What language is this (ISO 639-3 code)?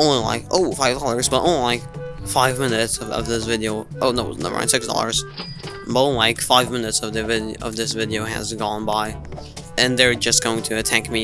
eng